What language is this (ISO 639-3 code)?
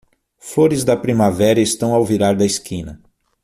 por